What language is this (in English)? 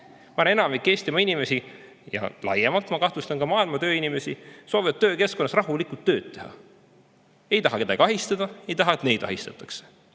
Estonian